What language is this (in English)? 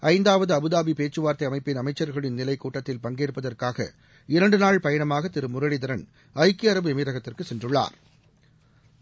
Tamil